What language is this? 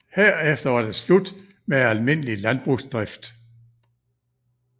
Danish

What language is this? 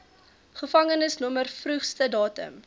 Afrikaans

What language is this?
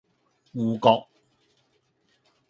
Cantonese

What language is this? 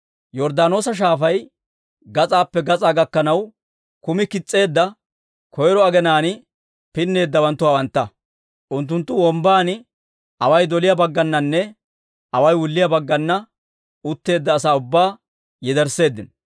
Dawro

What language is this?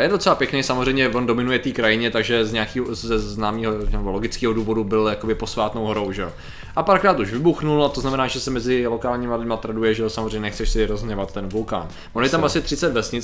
Czech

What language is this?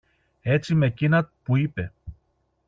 Greek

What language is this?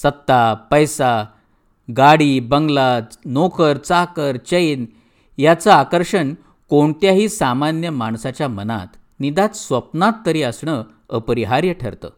Marathi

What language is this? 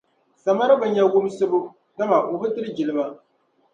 Dagbani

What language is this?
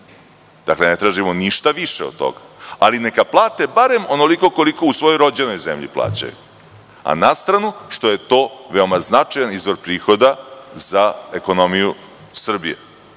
Serbian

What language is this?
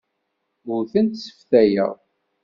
Kabyle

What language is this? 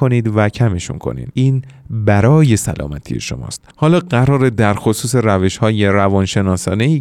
Persian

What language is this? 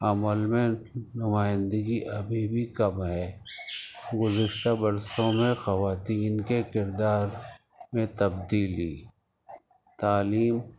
Urdu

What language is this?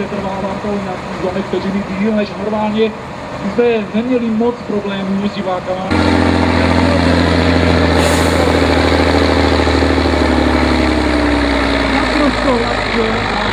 Czech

